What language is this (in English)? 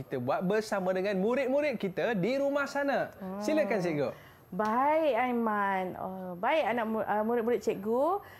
Malay